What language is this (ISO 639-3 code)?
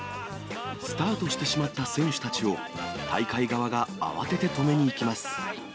jpn